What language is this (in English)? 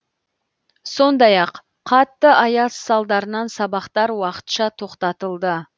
Kazakh